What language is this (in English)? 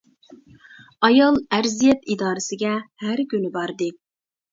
Uyghur